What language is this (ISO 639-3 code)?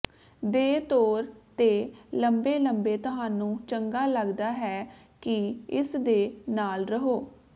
pan